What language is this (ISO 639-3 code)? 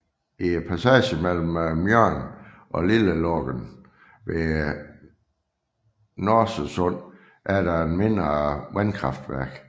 dan